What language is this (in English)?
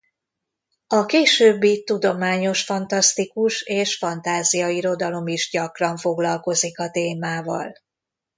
Hungarian